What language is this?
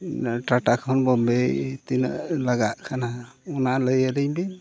Santali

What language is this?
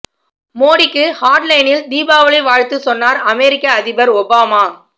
Tamil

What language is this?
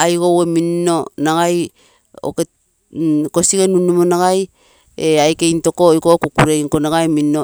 Terei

